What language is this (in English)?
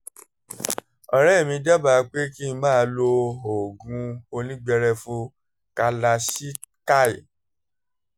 Yoruba